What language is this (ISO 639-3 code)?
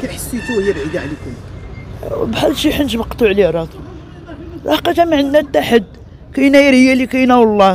ara